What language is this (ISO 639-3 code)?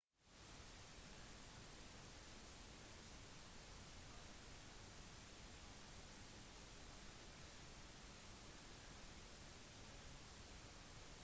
nob